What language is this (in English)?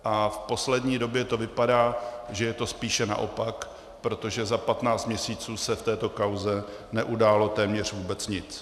Czech